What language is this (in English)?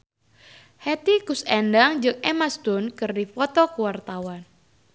Sundanese